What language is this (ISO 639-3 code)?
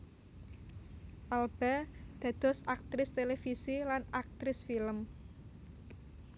jav